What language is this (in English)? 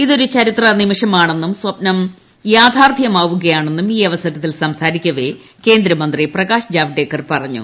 Malayalam